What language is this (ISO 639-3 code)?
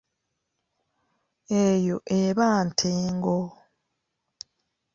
lug